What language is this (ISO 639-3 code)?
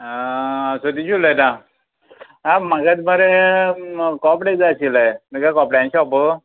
kok